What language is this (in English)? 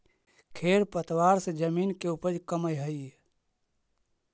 Magahi